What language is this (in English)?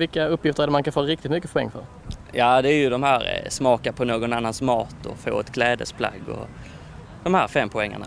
Swedish